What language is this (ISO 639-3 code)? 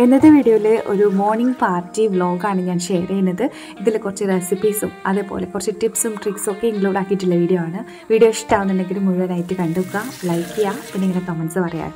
mal